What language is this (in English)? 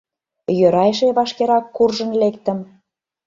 Mari